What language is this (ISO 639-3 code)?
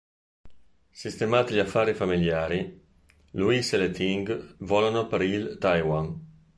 ita